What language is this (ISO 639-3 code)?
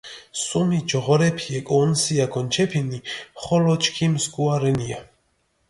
xmf